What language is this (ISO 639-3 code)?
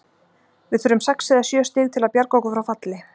isl